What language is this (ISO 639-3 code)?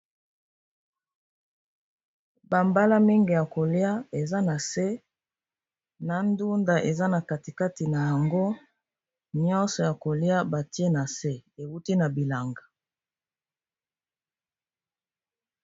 lin